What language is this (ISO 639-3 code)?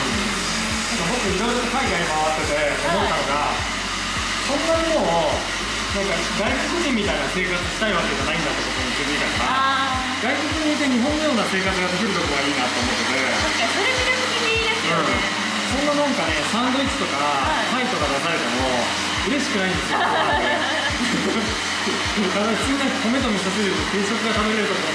jpn